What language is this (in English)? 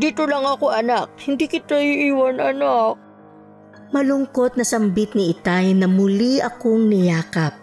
Filipino